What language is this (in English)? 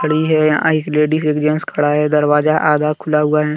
Hindi